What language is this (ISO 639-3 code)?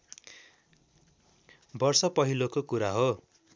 nep